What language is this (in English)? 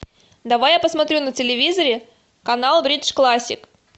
Russian